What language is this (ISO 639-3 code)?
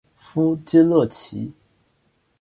zho